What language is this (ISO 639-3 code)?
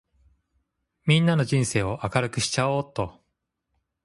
jpn